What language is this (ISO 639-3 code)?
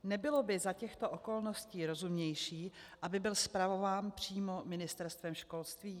ces